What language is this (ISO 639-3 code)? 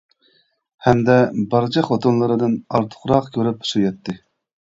uig